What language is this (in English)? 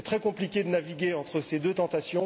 French